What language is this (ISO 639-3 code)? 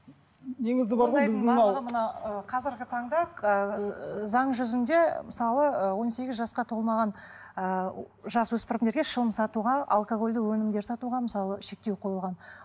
kaz